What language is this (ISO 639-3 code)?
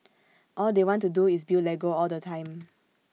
eng